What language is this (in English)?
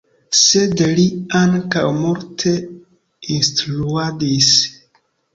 Esperanto